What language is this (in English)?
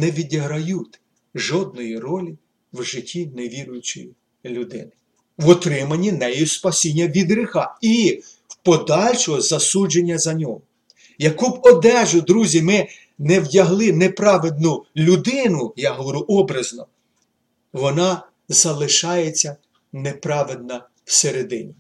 Ukrainian